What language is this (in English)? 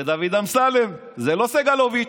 Hebrew